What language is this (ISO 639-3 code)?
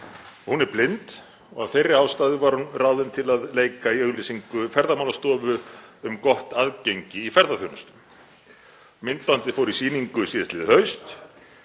isl